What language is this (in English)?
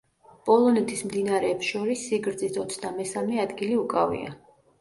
Georgian